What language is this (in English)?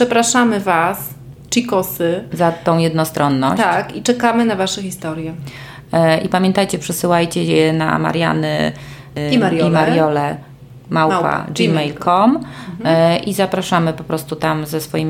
Polish